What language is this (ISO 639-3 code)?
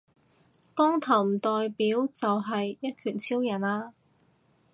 yue